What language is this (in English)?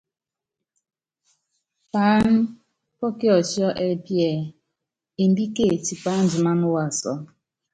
Yangben